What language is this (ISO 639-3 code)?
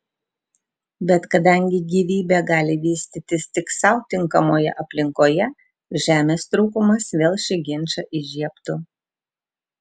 lit